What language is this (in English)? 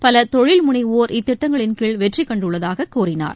Tamil